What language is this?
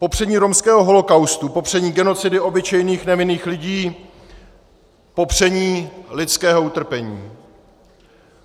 Czech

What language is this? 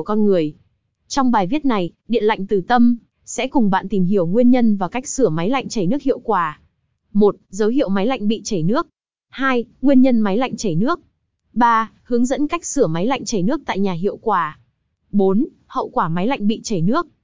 Vietnamese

